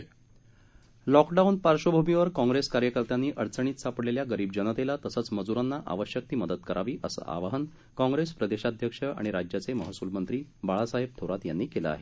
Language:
Marathi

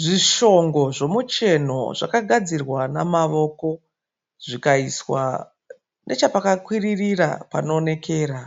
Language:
Shona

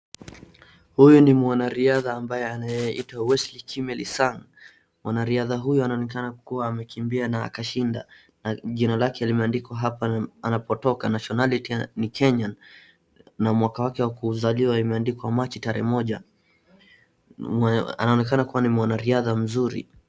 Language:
Swahili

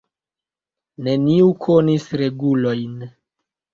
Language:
Esperanto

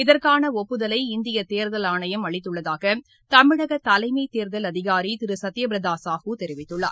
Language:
Tamil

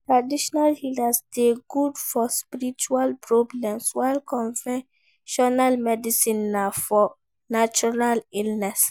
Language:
Nigerian Pidgin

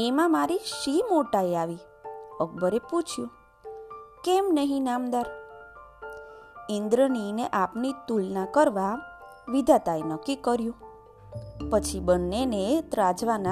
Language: Gujarati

